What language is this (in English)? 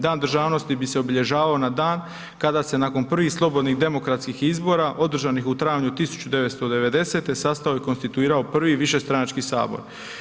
Croatian